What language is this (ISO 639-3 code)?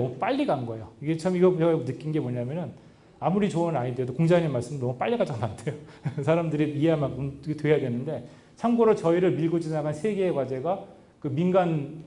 kor